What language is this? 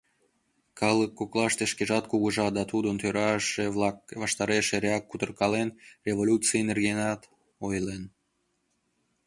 Mari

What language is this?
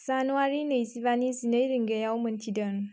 Bodo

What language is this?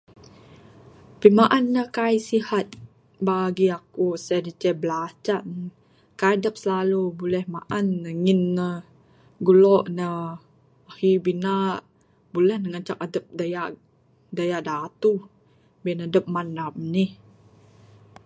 Bukar-Sadung Bidayuh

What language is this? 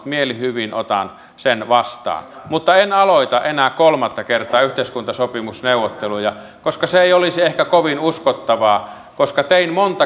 Finnish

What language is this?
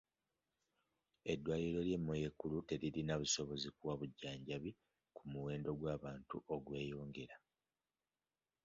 Ganda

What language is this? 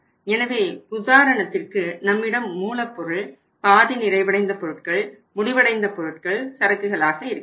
Tamil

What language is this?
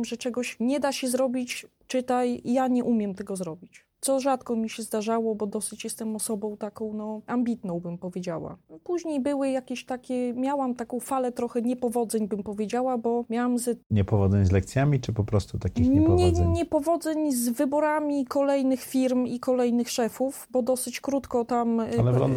Polish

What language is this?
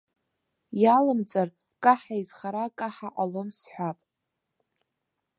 Abkhazian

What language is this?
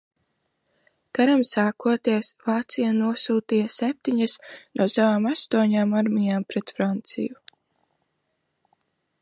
Latvian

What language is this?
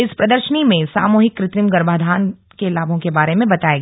Hindi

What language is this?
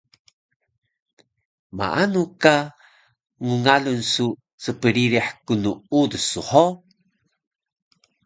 Taroko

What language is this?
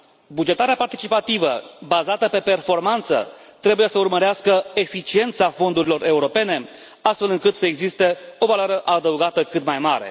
Romanian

